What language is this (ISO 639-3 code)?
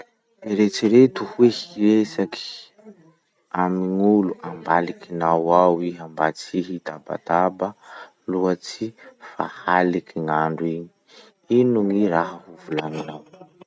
msh